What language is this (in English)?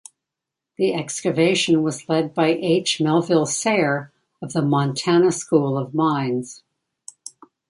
English